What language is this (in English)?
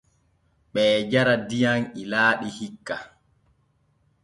Borgu Fulfulde